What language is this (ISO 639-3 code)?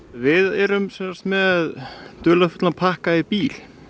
isl